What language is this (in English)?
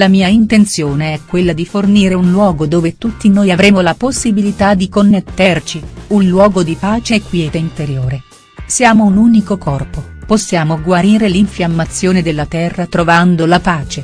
Italian